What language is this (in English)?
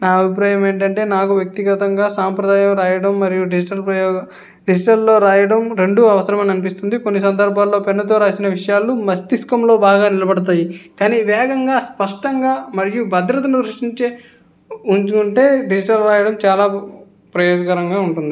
Telugu